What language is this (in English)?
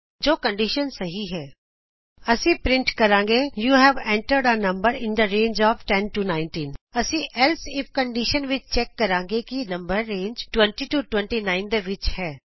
Punjabi